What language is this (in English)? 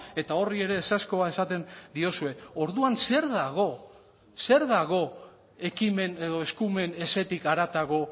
Basque